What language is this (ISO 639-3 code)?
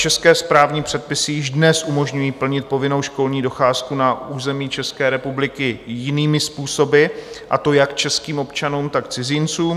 ces